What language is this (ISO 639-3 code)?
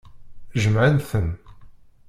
kab